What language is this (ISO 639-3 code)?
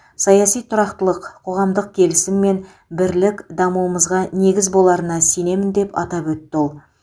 kaz